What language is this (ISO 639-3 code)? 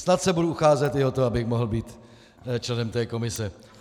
ces